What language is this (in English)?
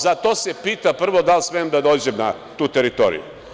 Serbian